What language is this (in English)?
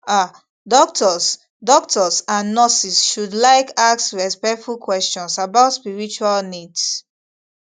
Nigerian Pidgin